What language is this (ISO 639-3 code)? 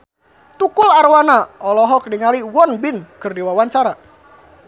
sun